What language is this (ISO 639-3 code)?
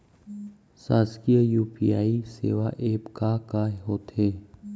hne